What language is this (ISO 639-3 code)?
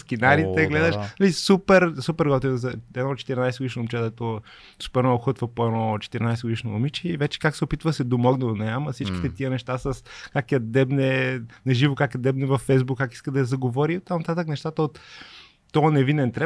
bul